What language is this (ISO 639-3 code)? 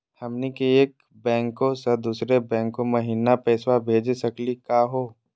mag